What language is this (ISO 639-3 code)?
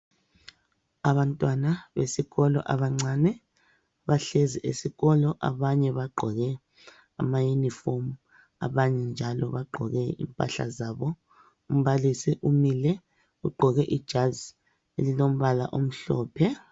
nde